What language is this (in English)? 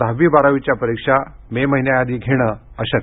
Marathi